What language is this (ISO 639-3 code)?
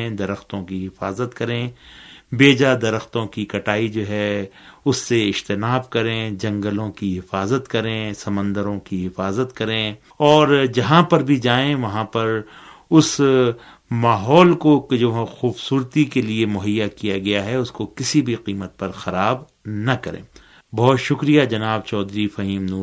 urd